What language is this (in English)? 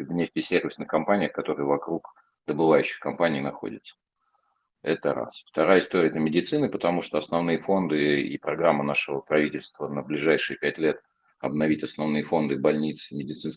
Russian